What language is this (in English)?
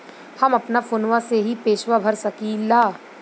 Bhojpuri